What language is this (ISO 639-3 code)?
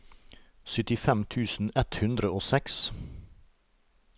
nor